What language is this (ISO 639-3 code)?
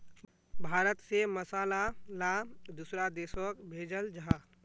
mag